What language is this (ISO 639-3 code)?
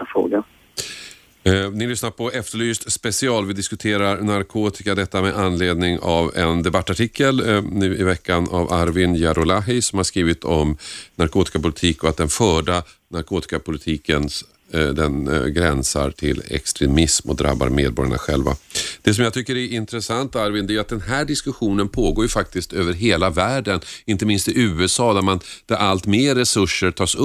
swe